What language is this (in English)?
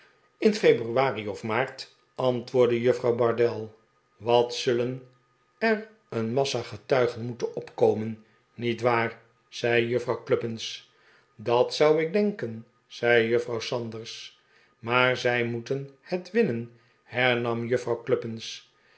Dutch